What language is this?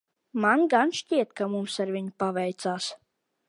Latvian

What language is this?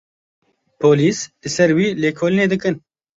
Kurdish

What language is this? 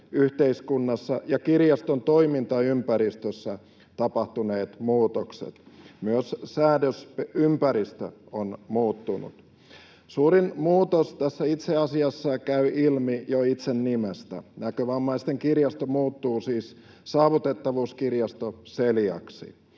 Finnish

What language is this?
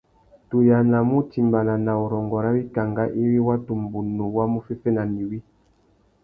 Tuki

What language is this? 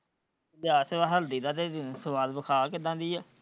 Punjabi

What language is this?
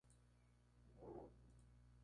Spanish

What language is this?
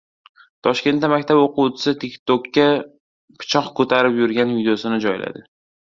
Uzbek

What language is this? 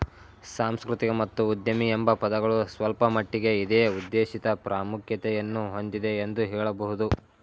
Kannada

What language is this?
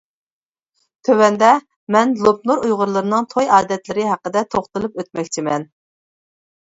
Uyghur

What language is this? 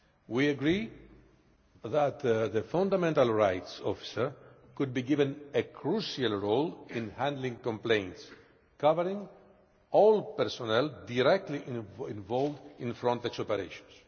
English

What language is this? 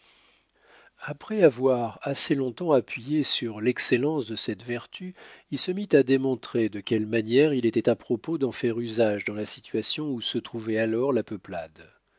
French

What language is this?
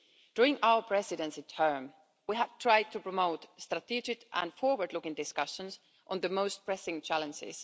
English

